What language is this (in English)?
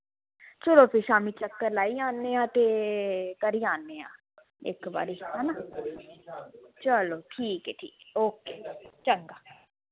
Dogri